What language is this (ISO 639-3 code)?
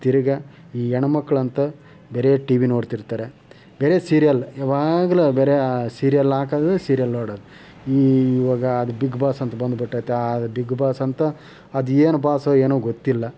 kan